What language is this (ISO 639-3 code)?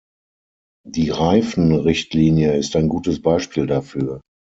deu